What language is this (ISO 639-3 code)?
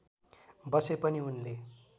nep